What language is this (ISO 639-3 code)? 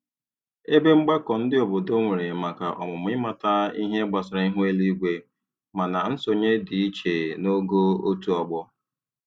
ibo